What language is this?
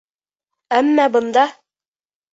Bashkir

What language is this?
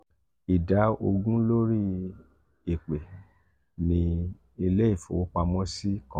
Yoruba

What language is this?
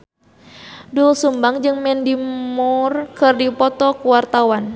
Sundanese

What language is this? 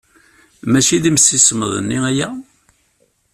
Kabyle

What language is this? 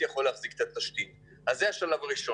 Hebrew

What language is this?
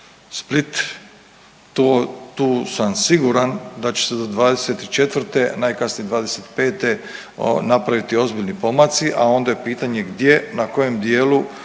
Croatian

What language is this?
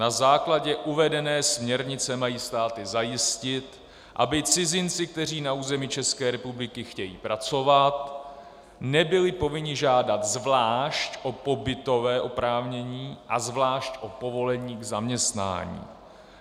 Czech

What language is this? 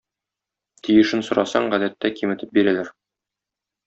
Tatar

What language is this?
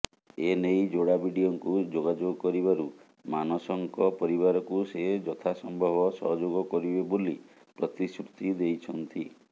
Odia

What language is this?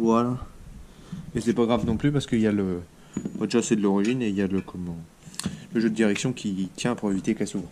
French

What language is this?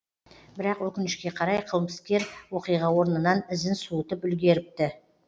Kazakh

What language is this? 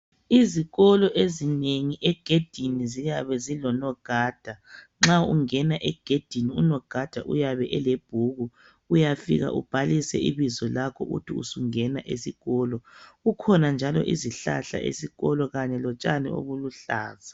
North Ndebele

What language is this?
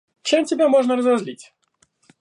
Russian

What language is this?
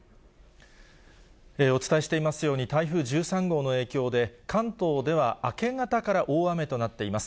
Japanese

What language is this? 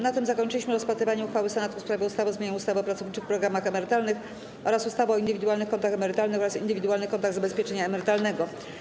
Polish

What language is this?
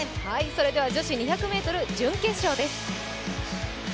Japanese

